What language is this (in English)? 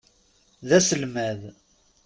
Kabyle